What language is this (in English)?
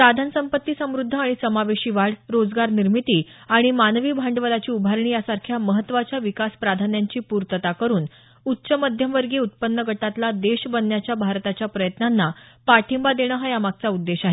Marathi